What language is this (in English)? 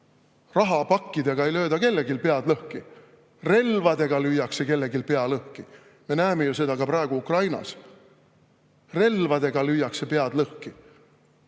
Estonian